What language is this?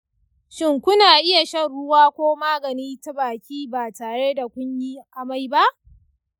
Hausa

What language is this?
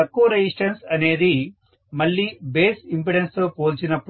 Telugu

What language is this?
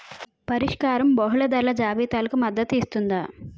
Telugu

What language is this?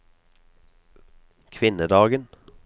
Norwegian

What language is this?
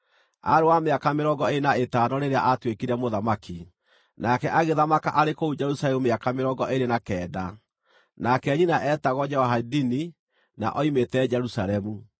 Kikuyu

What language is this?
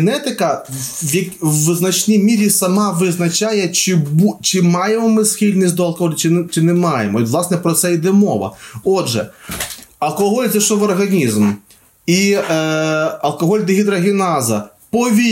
Ukrainian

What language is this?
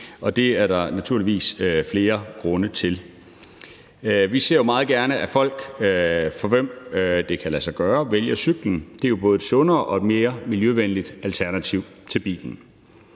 Danish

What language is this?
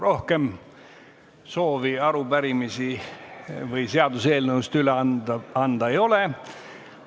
Estonian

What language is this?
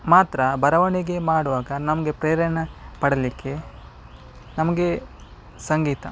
Kannada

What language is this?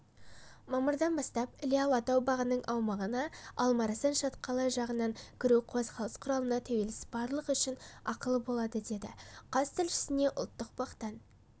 Kazakh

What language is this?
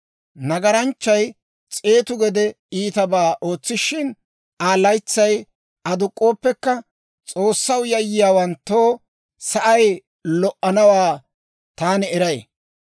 Dawro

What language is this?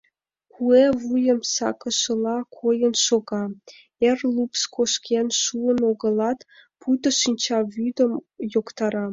Mari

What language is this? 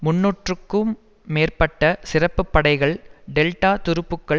Tamil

